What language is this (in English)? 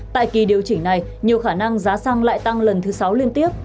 Vietnamese